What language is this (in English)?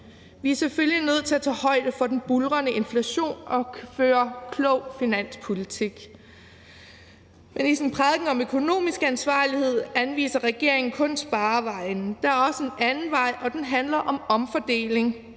Danish